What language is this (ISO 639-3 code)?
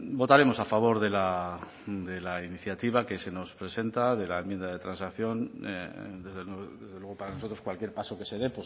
spa